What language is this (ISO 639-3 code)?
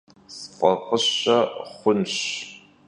kbd